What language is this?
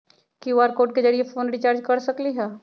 Magahi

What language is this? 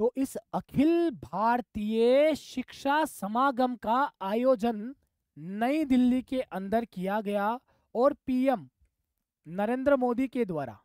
Hindi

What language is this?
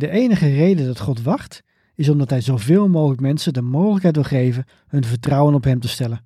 Dutch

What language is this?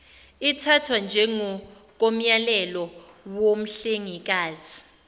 Zulu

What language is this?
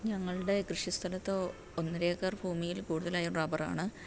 Malayalam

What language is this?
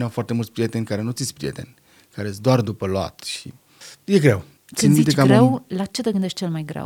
Romanian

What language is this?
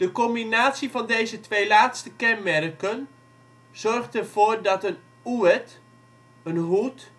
Dutch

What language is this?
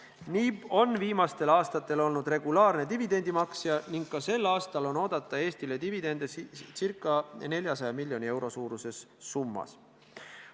Estonian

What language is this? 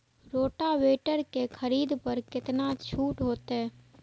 Maithili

